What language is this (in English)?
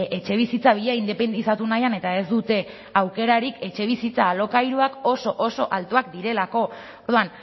Basque